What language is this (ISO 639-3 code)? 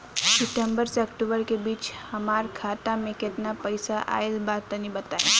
bho